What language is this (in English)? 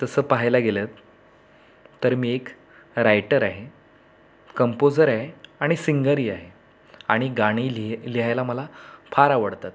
Marathi